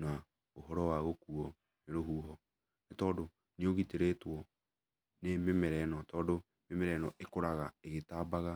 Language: Kikuyu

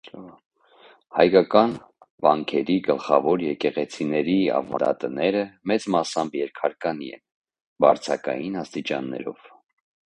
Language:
Armenian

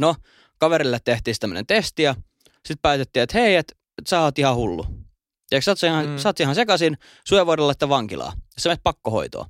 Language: Finnish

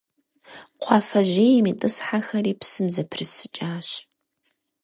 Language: Kabardian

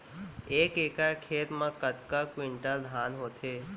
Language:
Chhattisgarhi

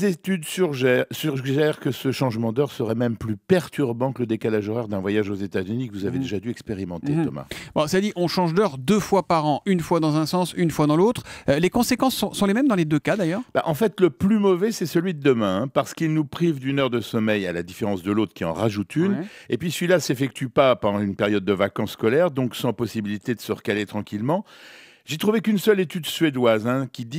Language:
French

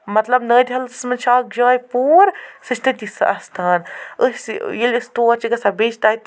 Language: Kashmiri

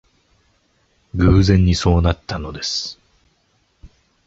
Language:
Japanese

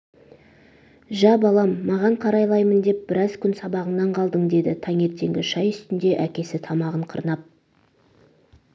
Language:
Kazakh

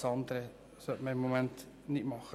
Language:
Swiss German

